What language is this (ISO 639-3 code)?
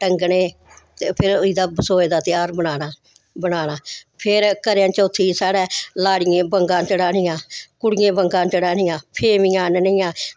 doi